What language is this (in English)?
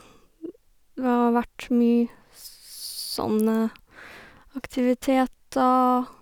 Norwegian